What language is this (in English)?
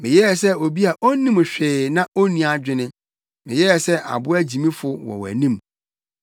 Akan